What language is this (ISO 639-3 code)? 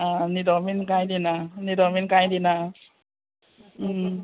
kok